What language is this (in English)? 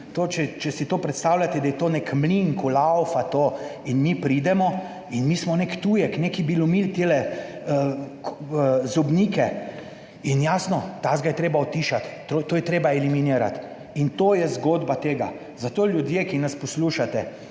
Slovenian